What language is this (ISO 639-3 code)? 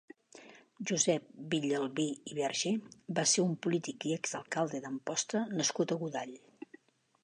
cat